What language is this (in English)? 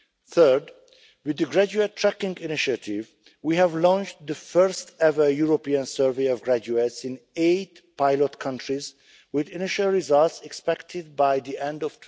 English